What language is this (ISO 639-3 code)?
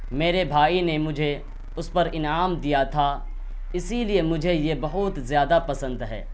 urd